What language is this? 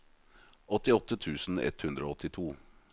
Norwegian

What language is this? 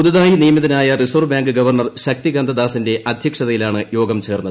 Malayalam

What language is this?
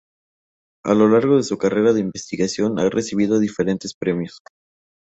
Spanish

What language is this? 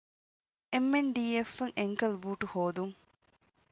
Divehi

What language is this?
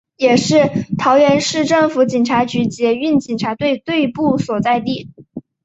Chinese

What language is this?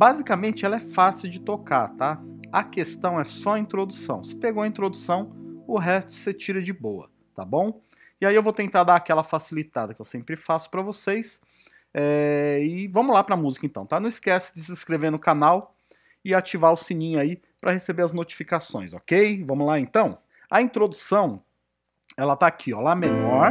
Portuguese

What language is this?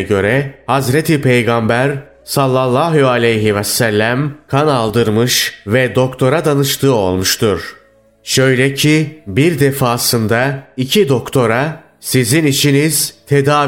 Turkish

